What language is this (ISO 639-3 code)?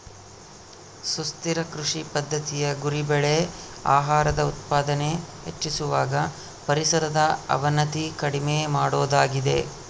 kan